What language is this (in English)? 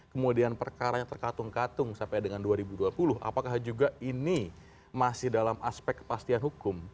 Indonesian